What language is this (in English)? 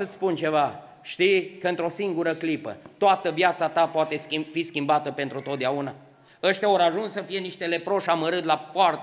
Romanian